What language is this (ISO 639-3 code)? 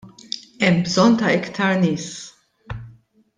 mlt